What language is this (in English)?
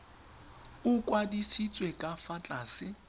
Tswana